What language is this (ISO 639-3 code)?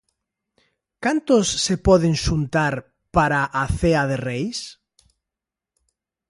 glg